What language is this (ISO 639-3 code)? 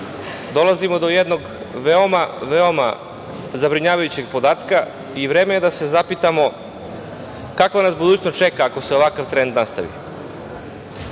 srp